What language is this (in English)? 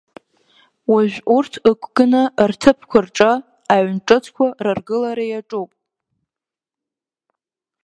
Abkhazian